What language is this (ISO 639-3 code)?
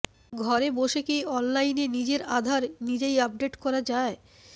ben